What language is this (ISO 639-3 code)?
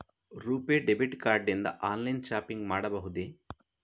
kan